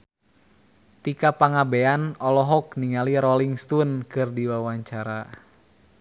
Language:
Sundanese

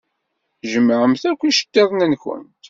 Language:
Kabyle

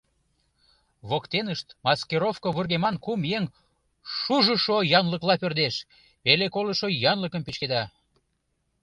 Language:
Mari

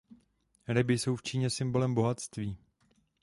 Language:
Czech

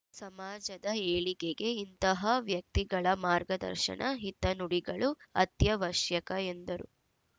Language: Kannada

